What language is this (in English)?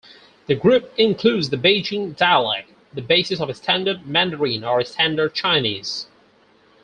English